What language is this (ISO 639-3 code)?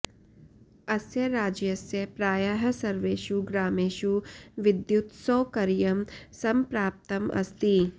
san